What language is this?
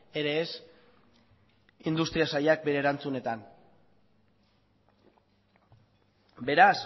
Basque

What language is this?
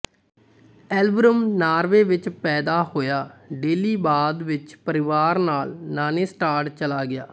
Punjabi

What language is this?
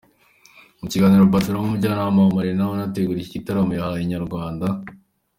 Kinyarwanda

